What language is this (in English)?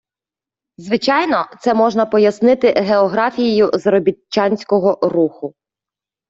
Ukrainian